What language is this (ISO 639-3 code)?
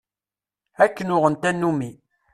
kab